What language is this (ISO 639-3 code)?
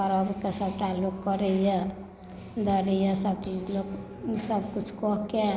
mai